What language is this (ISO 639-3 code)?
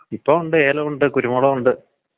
mal